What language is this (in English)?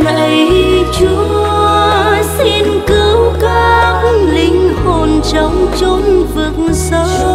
Vietnamese